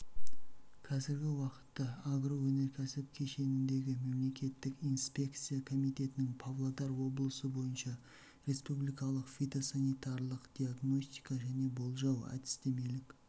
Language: Kazakh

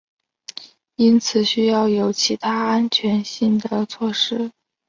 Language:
Chinese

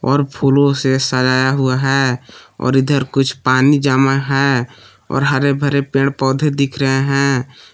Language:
Hindi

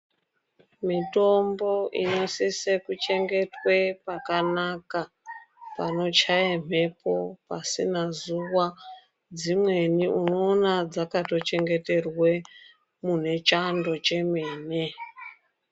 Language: Ndau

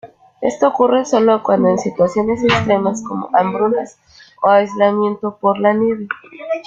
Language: Spanish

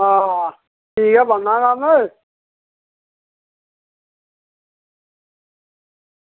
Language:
Dogri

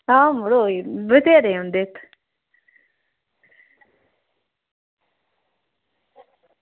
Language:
Dogri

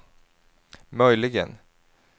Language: Swedish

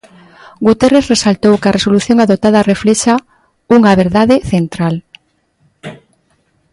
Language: Galician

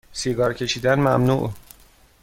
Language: Persian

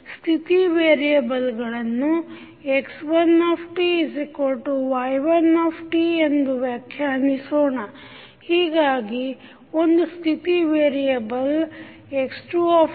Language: Kannada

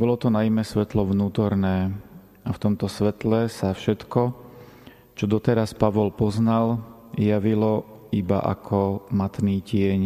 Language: Slovak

